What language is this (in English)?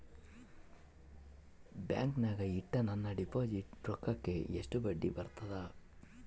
Kannada